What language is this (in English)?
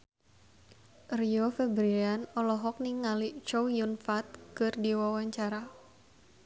Sundanese